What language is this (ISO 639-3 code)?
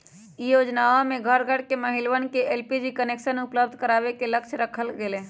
mag